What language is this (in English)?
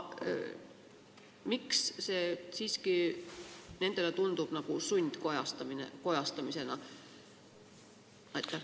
Estonian